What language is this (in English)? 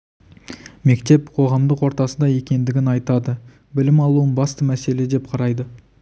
Kazakh